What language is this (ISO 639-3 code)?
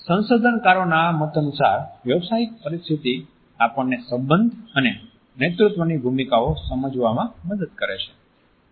guj